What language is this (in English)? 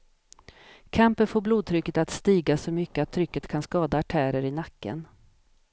Swedish